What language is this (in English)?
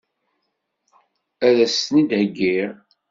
Kabyle